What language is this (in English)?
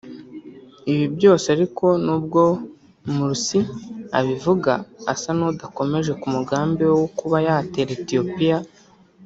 Kinyarwanda